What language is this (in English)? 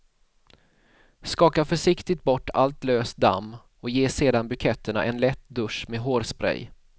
Swedish